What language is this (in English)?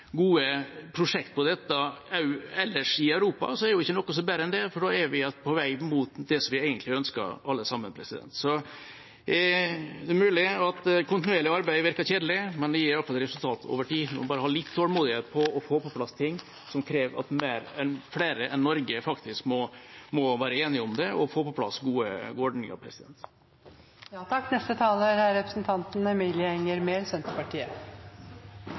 Norwegian Bokmål